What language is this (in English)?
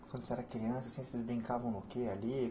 Portuguese